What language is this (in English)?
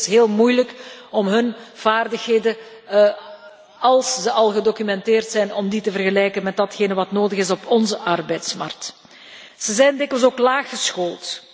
Dutch